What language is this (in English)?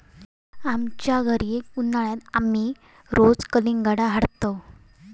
Marathi